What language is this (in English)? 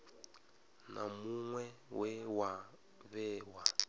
Venda